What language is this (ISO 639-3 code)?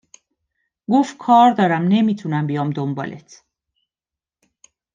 fas